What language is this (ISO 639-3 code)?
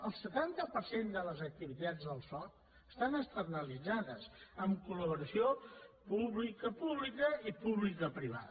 cat